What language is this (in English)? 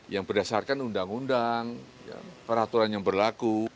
Indonesian